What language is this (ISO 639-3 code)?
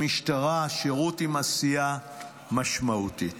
heb